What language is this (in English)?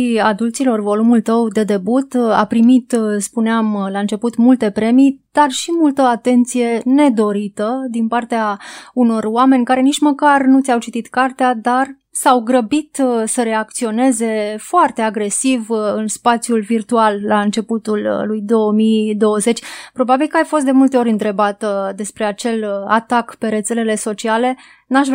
Romanian